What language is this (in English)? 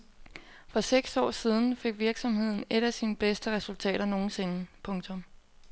Danish